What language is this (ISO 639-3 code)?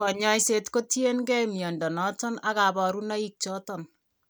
kln